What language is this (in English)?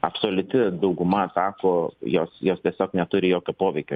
Lithuanian